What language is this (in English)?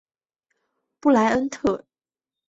Chinese